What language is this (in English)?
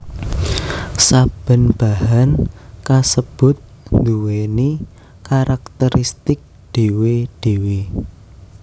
Javanese